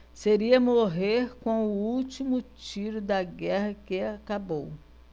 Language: Portuguese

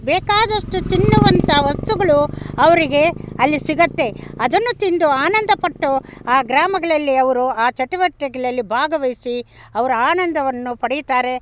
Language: Kannada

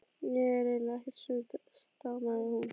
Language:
Icelandic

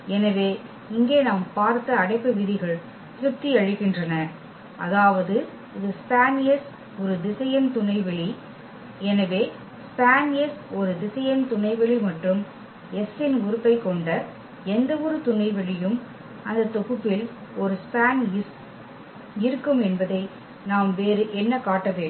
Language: Tamil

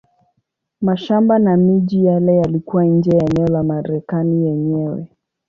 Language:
Swahili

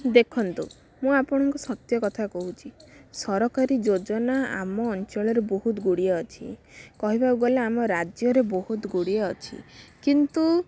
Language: Odia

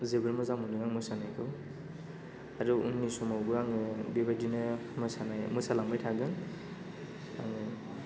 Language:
Bodo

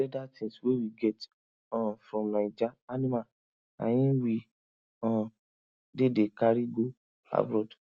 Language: Nigerian Pidgin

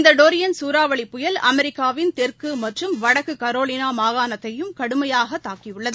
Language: Tamil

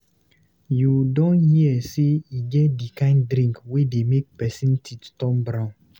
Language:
Nigerian Pidgin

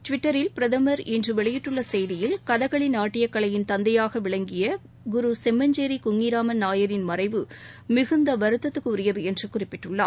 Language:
Tamil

